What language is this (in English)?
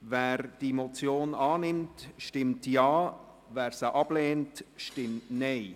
Swiss German